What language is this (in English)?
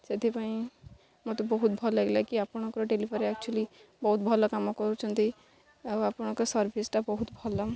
Odia